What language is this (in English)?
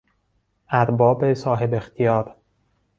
Persian